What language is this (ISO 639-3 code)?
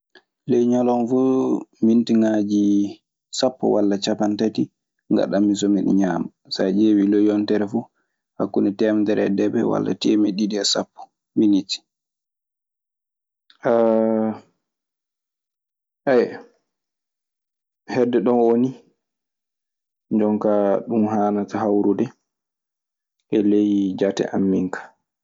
ffm